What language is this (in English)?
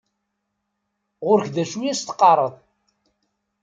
Kabyle